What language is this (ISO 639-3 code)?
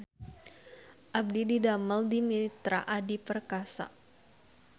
sun